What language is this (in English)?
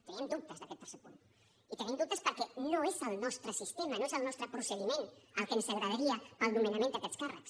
Catalan